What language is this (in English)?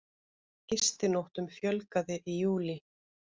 Icelandic